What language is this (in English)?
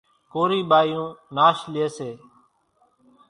Kachi Koli